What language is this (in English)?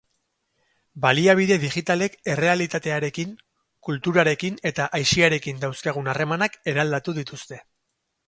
Basque